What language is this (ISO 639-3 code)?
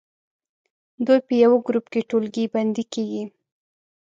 pus